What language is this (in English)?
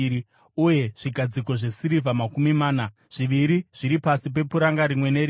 Shona